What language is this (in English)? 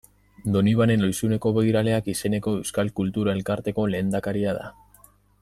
Basque